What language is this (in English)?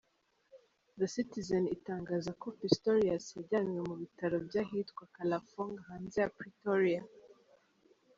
Kinyarwanda